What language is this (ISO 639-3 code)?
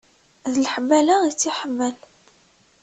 kab